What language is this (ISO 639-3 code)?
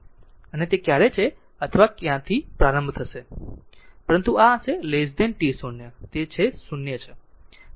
guj